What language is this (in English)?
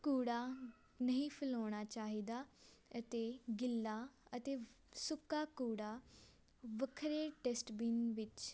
Punjabi